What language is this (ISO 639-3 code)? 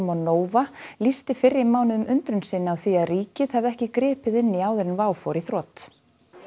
isl